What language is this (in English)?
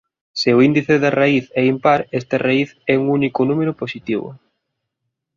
Galician